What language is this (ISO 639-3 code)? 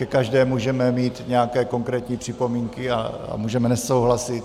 ces